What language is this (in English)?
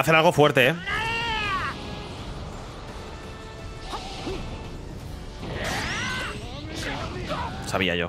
Spanish